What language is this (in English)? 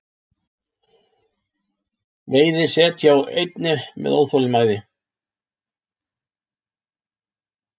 Icelandic